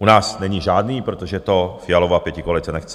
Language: Czech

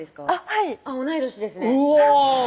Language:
Japanese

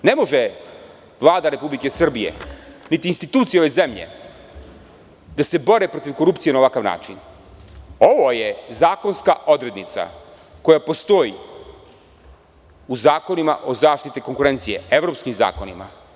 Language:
Serbian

